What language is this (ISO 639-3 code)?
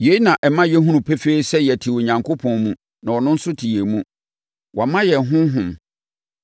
aka